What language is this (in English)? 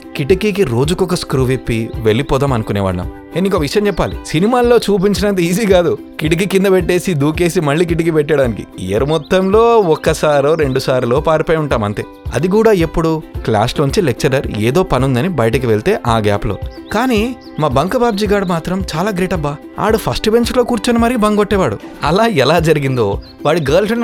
Telugu